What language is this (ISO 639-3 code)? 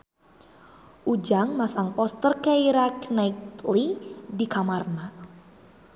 sun